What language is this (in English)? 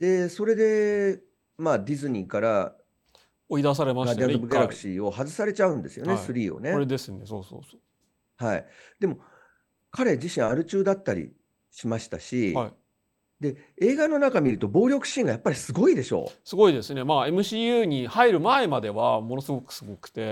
Japanese